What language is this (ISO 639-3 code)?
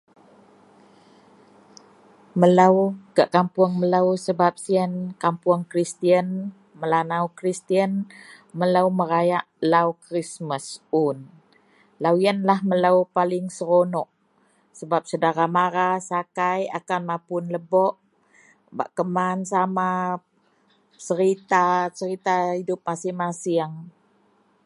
mel